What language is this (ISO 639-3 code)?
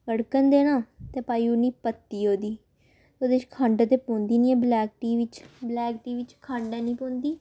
doi